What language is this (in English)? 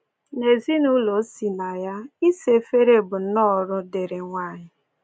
Igbo